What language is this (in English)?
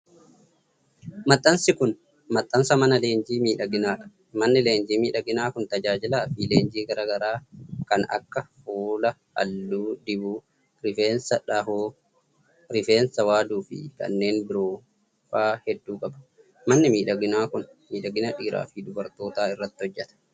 Oromo